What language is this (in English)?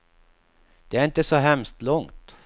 Swedish